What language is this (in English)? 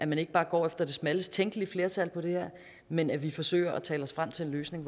Danish